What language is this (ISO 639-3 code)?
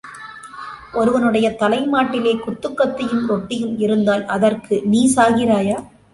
tam